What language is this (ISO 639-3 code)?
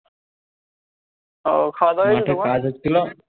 ben